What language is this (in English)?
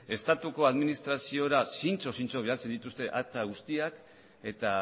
Basque